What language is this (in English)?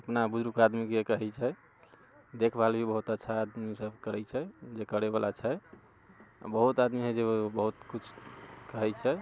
Maithili